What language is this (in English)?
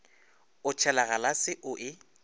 Northern Sotho